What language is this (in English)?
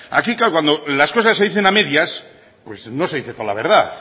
Spanish